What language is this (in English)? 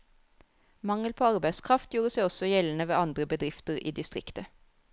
Norwegian